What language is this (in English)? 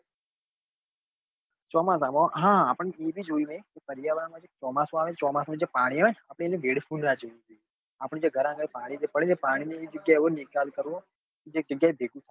Gujarati